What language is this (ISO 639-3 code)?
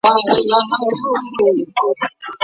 pus